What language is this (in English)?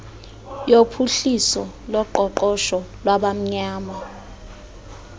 Xhosa